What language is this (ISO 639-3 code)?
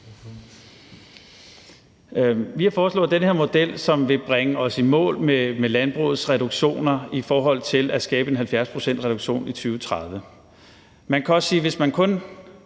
dan